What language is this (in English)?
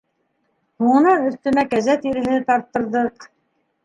Bashkir